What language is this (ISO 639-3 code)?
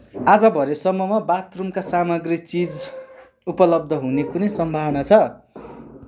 nep